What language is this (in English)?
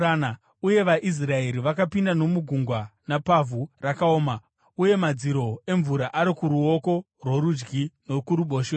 Shona